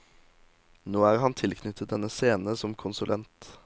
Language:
Norwegian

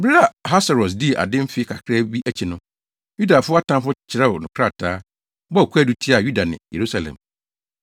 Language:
Akan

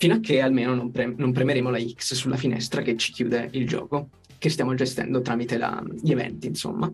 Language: Italian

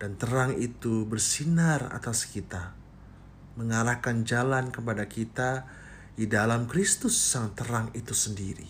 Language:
Indonesian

